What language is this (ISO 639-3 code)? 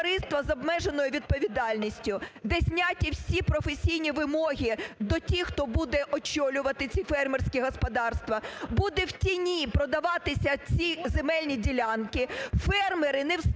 ukr